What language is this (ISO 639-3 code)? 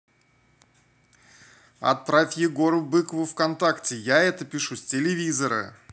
rus